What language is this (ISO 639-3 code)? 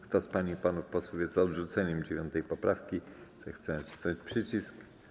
pol